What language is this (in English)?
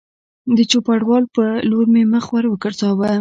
Pashto